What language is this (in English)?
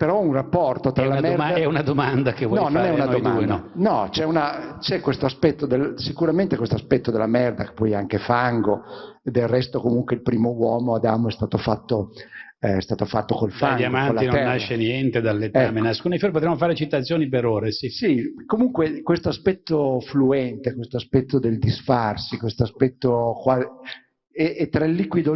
Italian